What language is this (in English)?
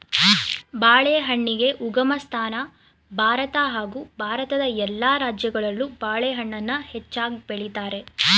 Kannada